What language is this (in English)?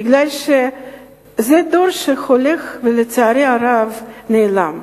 Hebrew